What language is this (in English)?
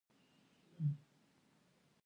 Pashto